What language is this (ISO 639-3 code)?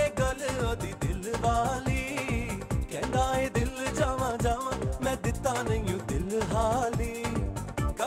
ara